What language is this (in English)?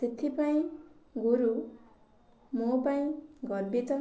Odia